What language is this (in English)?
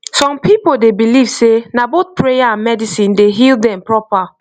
Nigerian Pidgin